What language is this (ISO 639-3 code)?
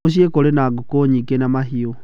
kik